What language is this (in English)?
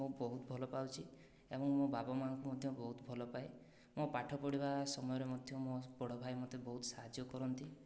Odia